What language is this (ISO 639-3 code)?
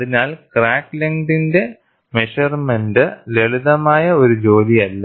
mal